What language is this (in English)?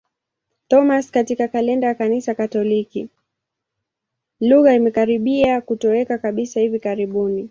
Swahili